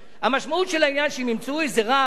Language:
Hebrew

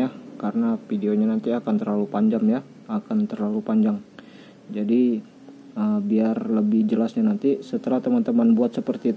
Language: Indonesian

